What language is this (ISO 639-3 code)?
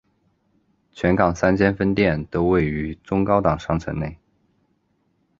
zho